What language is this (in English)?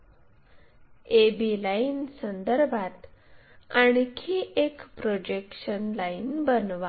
Marathi